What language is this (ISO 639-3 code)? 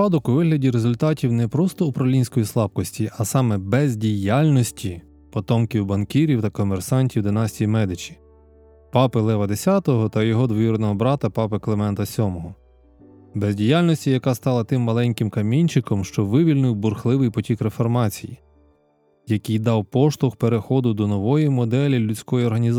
ukr